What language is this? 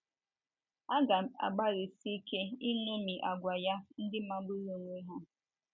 Igbo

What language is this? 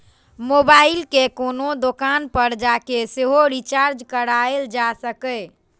Maithili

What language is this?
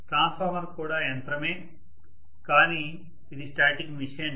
Telugu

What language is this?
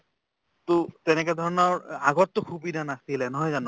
Assamese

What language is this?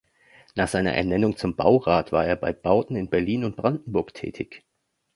German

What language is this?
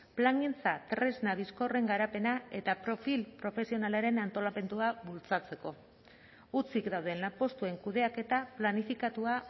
Basque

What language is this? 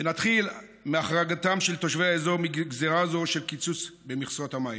Hebrew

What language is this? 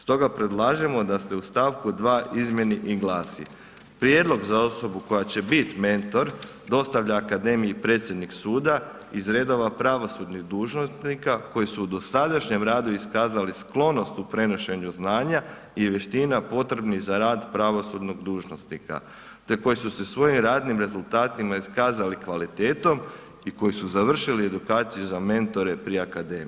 Croatian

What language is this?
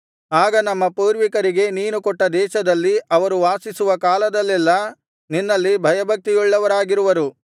Kannada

